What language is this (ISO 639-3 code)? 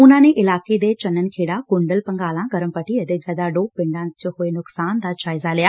pan